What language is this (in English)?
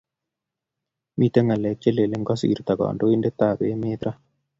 Kalenjin